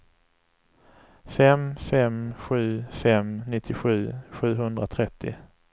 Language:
Swedish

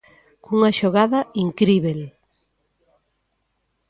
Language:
Galician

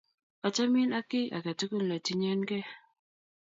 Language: Kalenjin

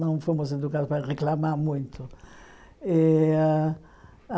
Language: Portuguese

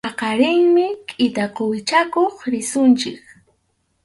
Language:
Arequipa-La Unión Quechua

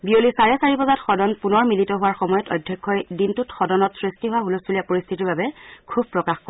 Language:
Assamese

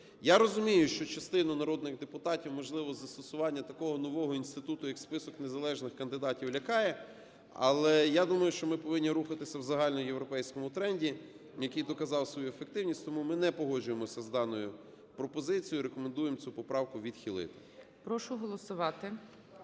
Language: Ukrainian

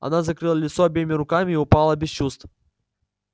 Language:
Russian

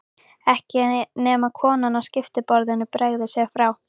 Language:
Icelandic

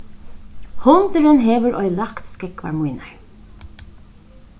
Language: Faroese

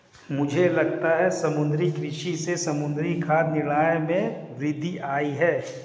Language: Hindi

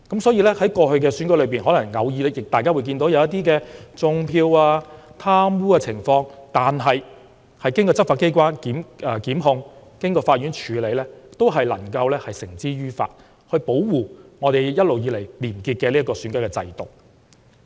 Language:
Cantonese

